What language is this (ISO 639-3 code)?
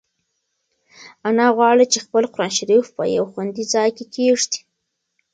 pus